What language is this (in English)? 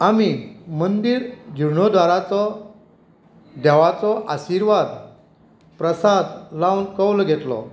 Konkani